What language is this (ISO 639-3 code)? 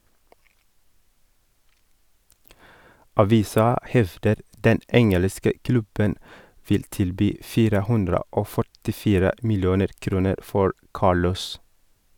nor